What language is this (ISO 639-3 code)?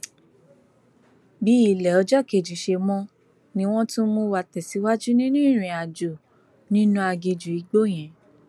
yor